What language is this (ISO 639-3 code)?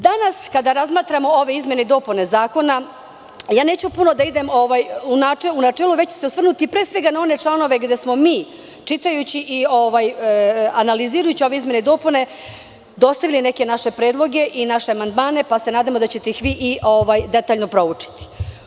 srp